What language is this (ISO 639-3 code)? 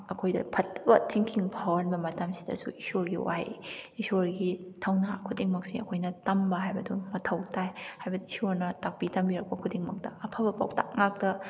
mni